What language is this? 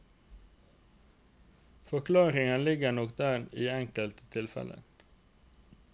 Norwegian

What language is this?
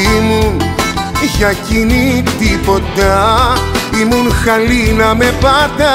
Greek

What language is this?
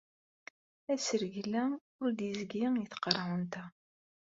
Kabyle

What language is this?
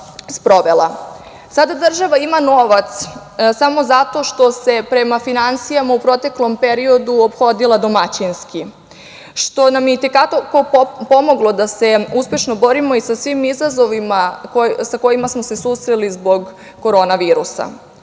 Serbian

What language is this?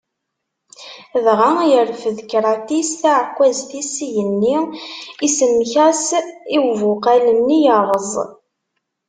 Kabyle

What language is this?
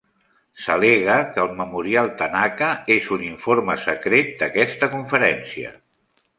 Catalan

